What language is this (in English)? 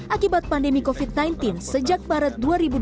Indonesian